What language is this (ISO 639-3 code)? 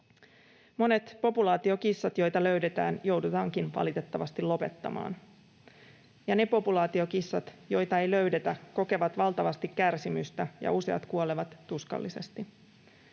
fin